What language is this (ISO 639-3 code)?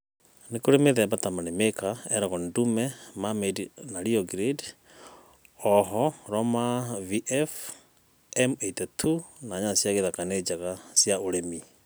kik